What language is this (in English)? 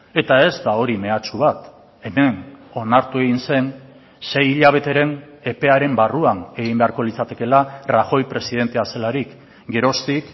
Basque